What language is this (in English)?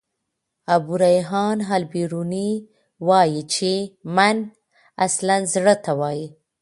Pashto